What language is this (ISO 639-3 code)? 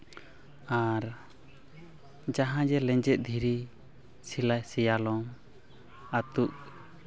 sat